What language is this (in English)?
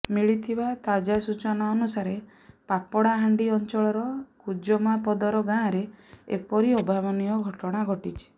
Odia